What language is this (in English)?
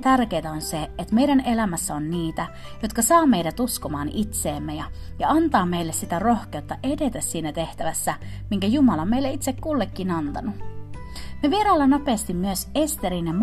Finnish